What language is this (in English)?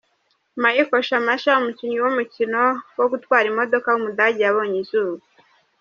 Kinyarwanda